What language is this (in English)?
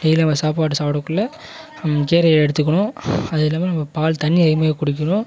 Tamil